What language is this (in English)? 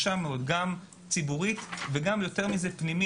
Hebrew